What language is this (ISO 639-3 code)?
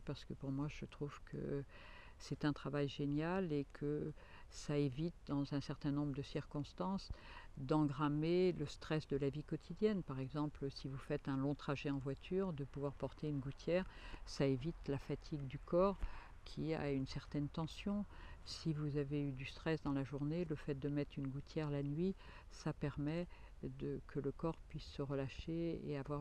fra